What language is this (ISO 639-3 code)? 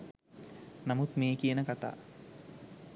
sin